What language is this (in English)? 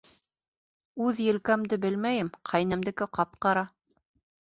Bashkir